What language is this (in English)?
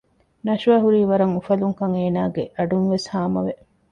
Divehi